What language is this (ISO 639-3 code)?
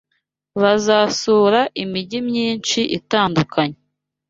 kin